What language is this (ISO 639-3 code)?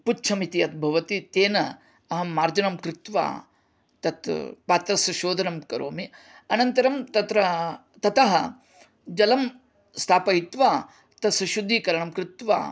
san